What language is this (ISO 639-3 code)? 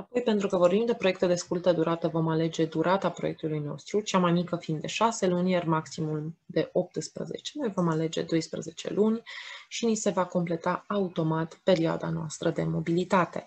ron